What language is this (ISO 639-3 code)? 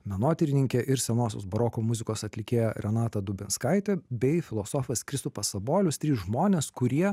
lit